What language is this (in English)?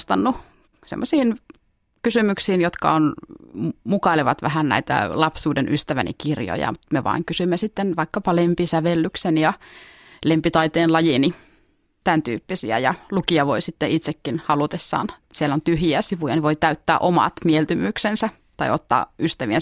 Finnish